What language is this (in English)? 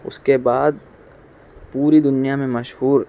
Urdu